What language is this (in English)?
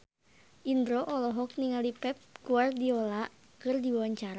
Sundanese